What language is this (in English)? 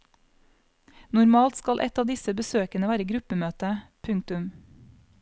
Norwegian